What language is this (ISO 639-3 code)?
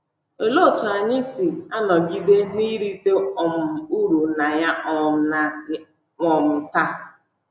ibo